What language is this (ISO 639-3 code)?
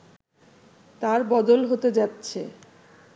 ben